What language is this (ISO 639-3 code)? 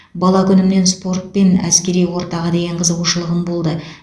kaz